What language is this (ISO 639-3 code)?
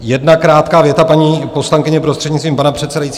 ces